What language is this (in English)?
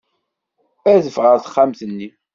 Kabyle